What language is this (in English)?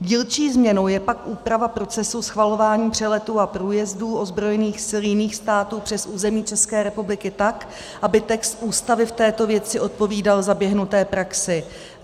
Czech